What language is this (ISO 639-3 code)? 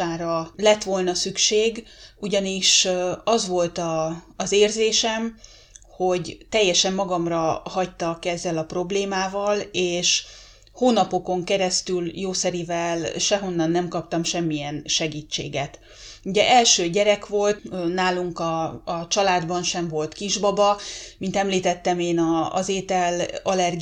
hun